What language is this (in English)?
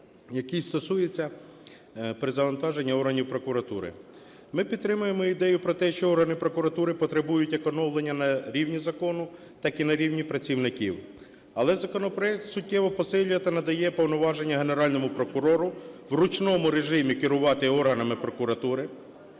Ukrainian